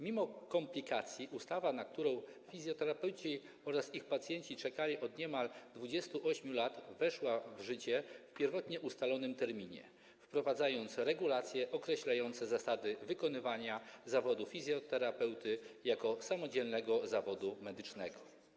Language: Polish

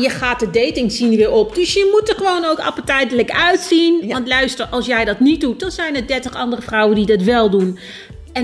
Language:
Dutch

